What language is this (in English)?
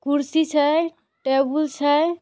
Magahi